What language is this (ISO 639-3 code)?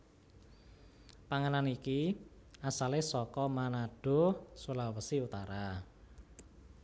jav